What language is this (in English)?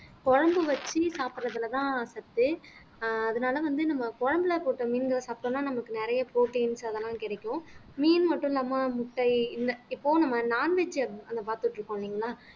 Tamil